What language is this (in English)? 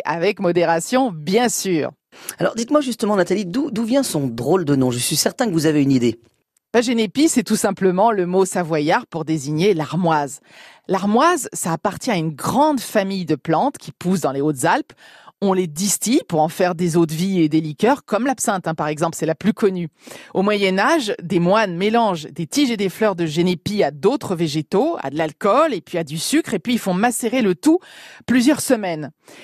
French